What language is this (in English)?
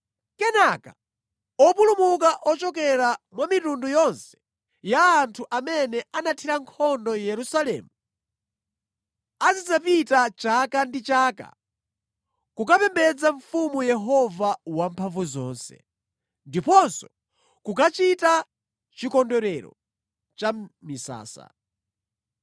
Nyanja